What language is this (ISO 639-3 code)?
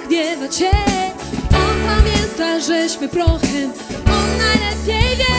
pol